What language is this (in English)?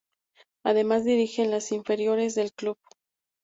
Spanish